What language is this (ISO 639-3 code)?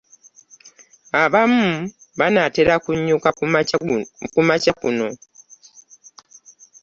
lug